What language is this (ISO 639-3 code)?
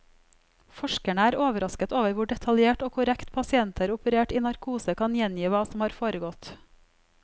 nor